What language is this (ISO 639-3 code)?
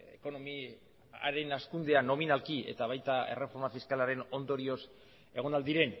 eus